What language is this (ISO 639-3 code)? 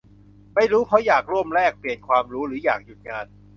tha